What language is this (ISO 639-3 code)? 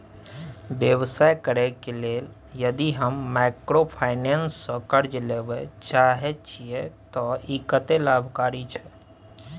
mai